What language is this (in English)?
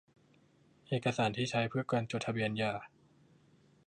Thai